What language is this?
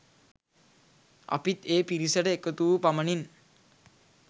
Sinhala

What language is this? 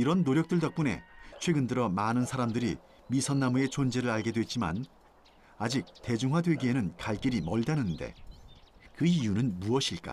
Korean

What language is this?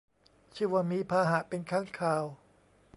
Thai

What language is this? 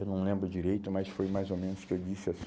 Portuguese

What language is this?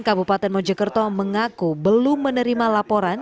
Indonesian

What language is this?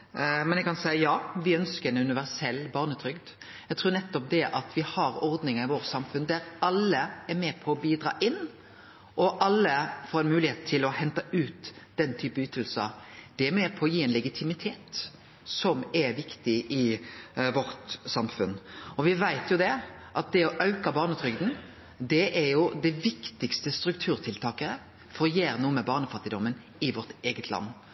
Norwegian Nynorsk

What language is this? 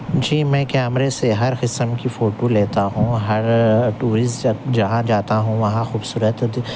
Urdu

